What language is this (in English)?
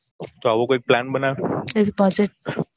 Gujarati